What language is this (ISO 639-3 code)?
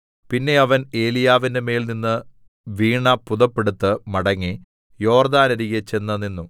mal